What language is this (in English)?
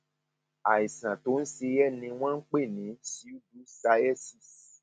Yoruba